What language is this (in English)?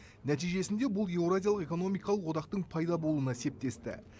Kazakh